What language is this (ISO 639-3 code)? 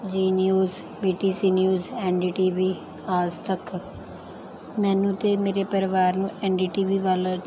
pan